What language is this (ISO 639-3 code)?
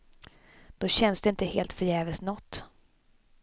swe